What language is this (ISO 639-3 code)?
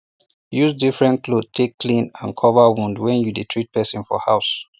pcm